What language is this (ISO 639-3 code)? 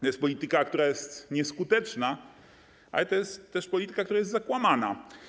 pol